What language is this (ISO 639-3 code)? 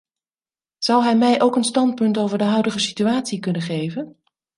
nld